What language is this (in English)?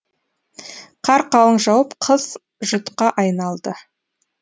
Kazakh